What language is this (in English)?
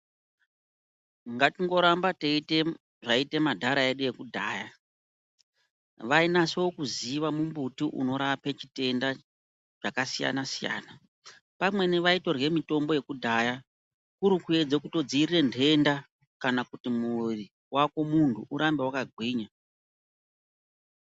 Ndau